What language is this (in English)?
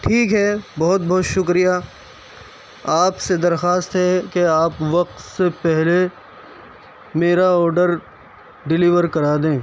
Urdu